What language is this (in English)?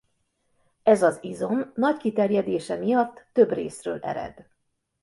Hungarian